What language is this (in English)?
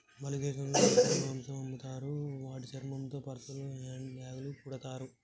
Telugu